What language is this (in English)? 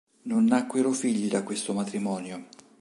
Italian